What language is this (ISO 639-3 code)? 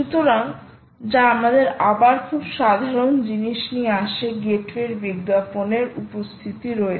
ben